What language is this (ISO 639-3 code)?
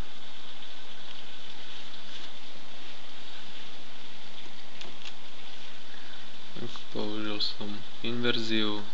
slk